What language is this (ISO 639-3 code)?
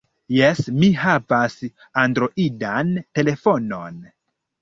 epo